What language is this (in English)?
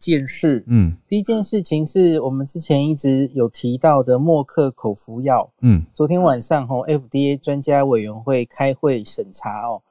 Chinese